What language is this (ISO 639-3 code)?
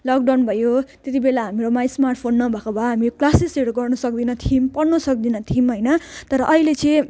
nep